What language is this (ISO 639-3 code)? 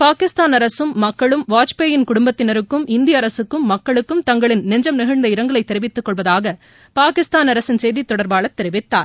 tam